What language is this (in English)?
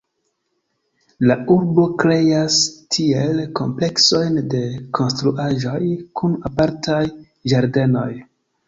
Esperanto